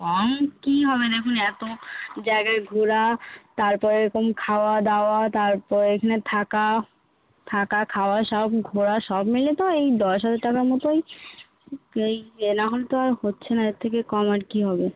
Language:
Bangla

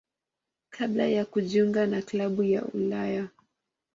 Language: Swahili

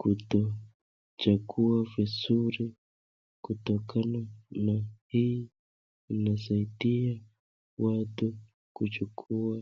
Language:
Swahili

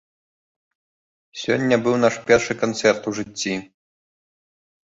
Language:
Belarusian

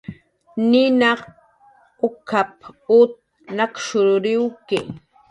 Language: Jaqaru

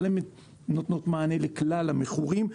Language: Hebrew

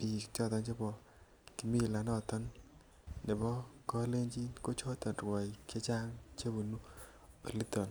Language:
Kalenjin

